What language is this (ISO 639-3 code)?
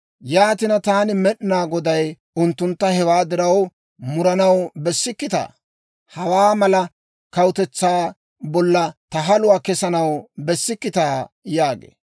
dwr